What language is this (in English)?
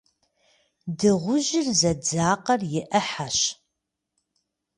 Kabardian